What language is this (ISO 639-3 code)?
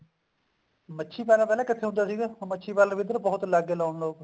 pan